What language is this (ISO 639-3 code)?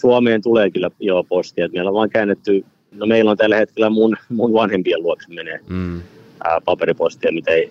fin